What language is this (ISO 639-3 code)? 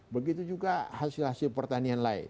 ind